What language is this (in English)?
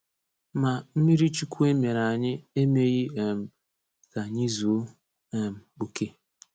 Igbo